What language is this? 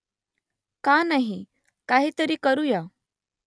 Marathi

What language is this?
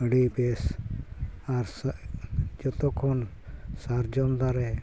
Santali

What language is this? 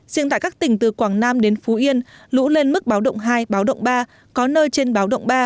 Vietnamese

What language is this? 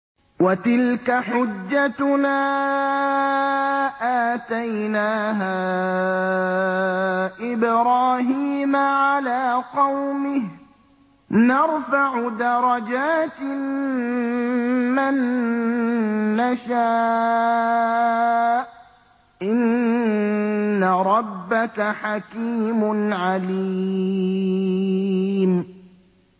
Arabic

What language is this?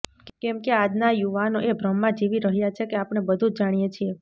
Gujarati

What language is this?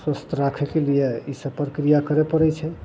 Maithili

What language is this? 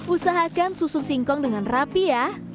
Indonesian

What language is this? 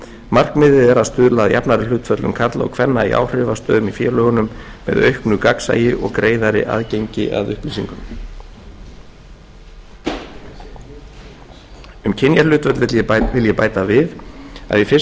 Icelandic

